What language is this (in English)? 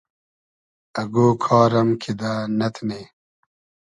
Hazaragi